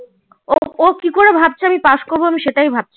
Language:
Bangla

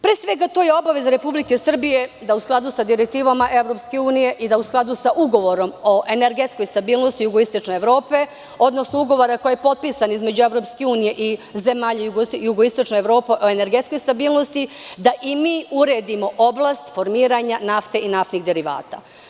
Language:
Serbian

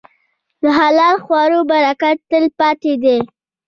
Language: Pashto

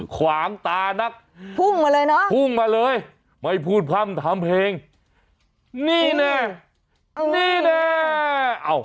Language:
Thai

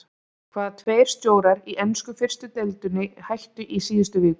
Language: Icelandic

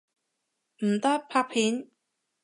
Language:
Cantonese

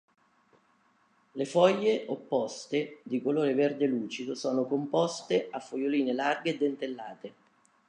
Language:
Italian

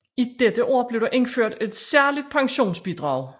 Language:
Danish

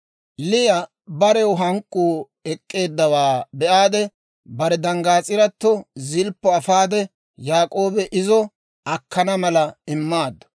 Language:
Dawro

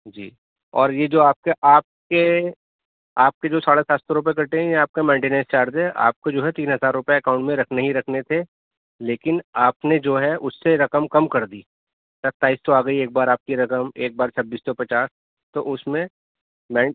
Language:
Urdu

